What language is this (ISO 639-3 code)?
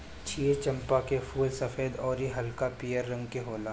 bho